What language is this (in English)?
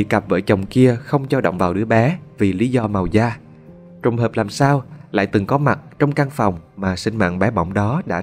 Vietnamese